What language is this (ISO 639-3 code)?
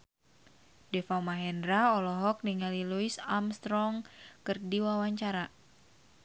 sun